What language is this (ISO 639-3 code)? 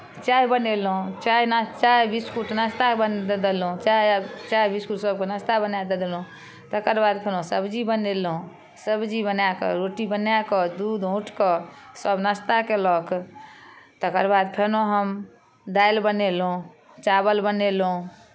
mai